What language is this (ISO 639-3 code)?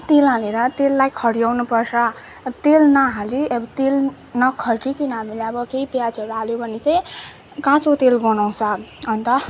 nep